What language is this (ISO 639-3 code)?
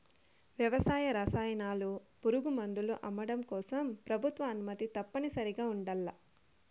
tel